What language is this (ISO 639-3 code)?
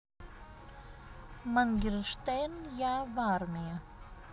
rus